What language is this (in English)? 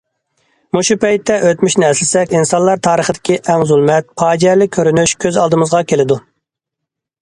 Uyghur